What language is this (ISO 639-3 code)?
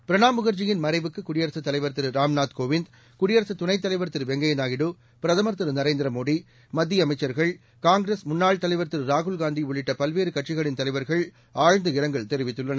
tam